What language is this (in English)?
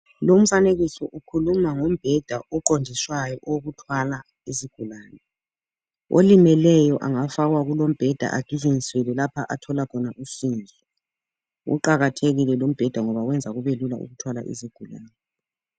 North Ndebele